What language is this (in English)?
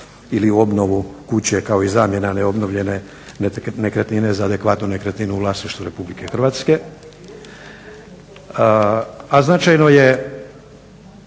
Croatian